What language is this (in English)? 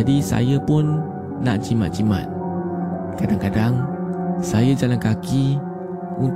Malay